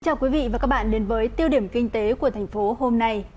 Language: Vietnamese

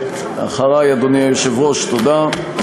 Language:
Hebrew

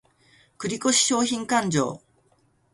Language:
Japanese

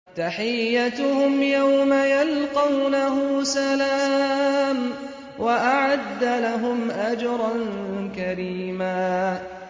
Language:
Arabic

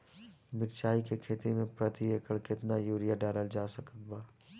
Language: Bhojpuri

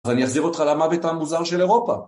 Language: Hebrew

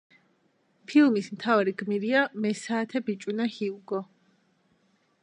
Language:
Georgian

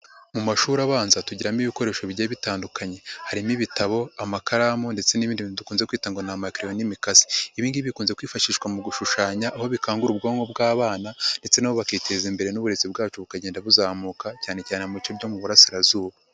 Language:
Kinyarwanda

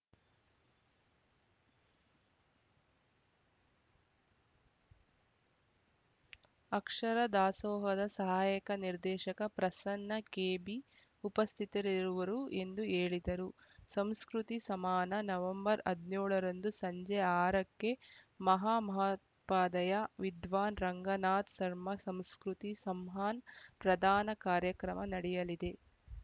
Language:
Kannada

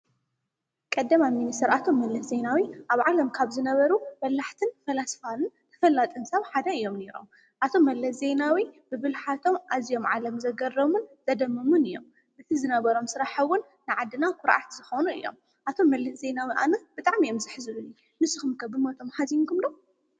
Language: Tigrinya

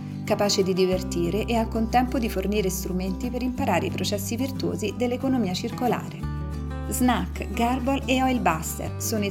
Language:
Italian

